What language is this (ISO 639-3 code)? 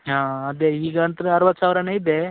kan